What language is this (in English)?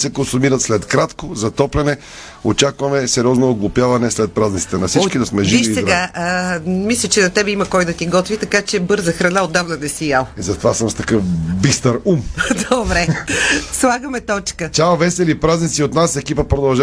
Bulgarian